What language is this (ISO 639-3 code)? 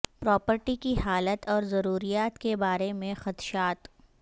urd